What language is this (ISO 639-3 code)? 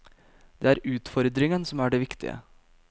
nor